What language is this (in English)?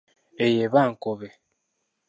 Ganda